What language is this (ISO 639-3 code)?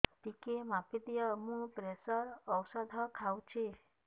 ori